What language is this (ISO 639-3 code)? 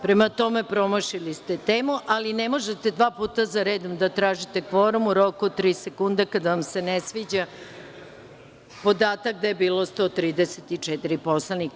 srp